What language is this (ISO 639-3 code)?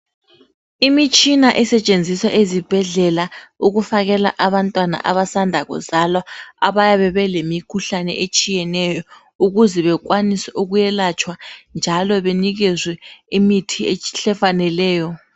nde